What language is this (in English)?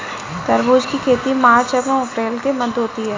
Hindi